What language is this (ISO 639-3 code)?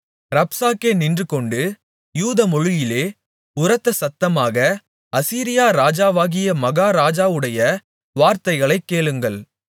tam